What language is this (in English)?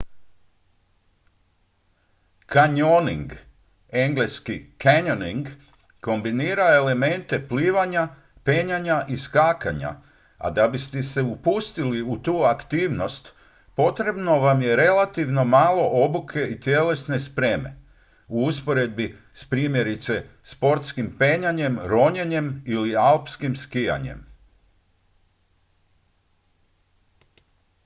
Croatian